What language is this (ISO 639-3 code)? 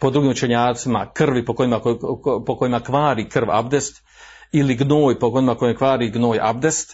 hrv